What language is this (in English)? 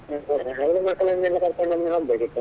Kannada